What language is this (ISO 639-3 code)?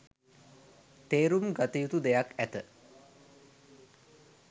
sin